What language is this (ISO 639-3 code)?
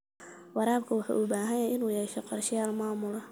som